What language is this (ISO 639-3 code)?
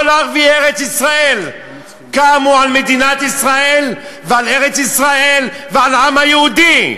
heb